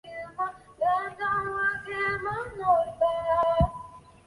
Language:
Chinese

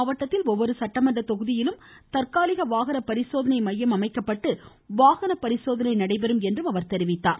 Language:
Tamil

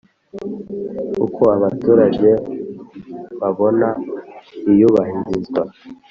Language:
Kinyarwanda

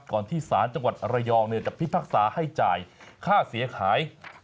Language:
Thai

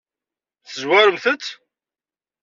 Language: Kabyle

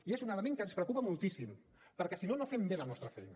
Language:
Catalan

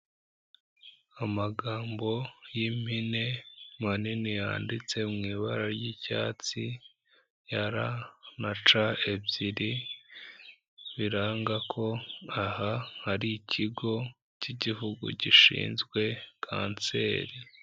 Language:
Kinyarwanda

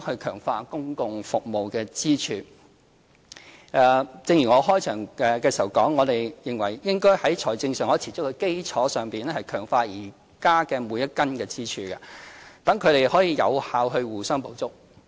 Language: Cantonese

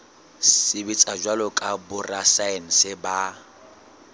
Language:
Southern Sotho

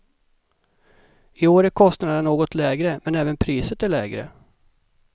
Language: Swedish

